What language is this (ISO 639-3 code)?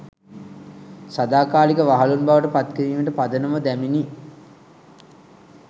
sin